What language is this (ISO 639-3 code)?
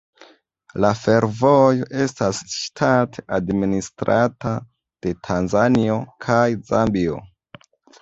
epo